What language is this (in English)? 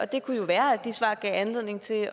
Danish